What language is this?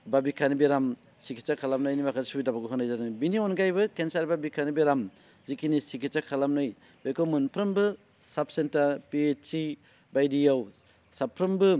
Bodo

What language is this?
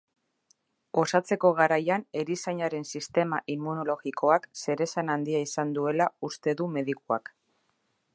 Basque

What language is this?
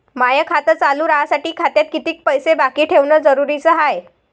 Marathi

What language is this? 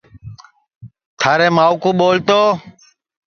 Sansi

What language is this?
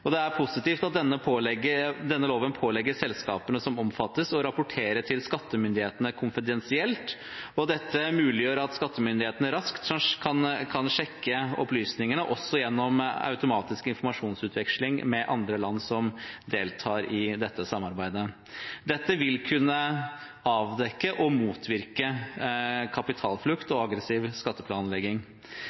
Norwegian Bokmål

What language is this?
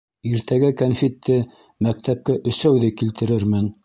Bashkir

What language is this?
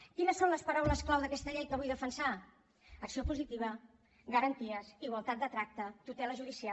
Catalan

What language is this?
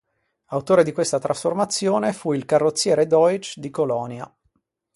Italian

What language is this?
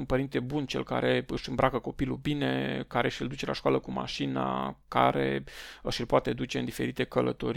Romanian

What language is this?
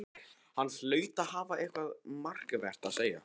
Icelandic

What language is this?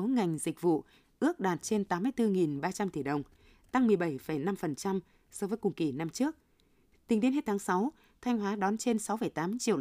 Vietnamese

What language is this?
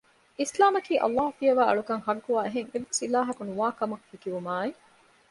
Divehi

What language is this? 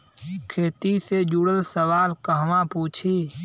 Bhojpuri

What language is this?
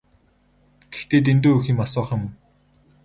Mongolian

